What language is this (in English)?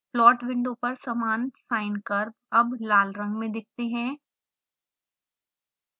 Hindi